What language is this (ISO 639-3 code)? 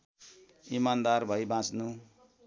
nep